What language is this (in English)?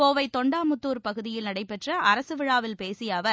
Tamil